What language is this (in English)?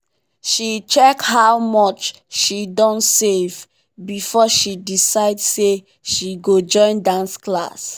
Nigerian Pidgin